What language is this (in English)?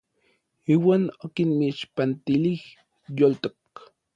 Orizaba Nahuatl